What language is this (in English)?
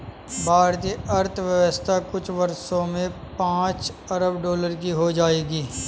Hindi